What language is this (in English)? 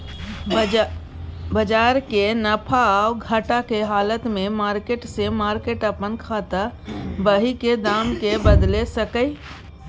Maithili